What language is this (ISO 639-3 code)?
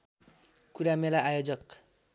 nep